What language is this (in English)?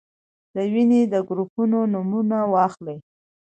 Pashto